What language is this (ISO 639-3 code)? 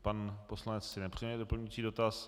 ces